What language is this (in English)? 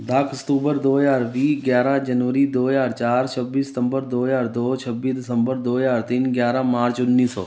Punjabi